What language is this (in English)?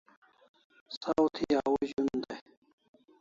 Kalasha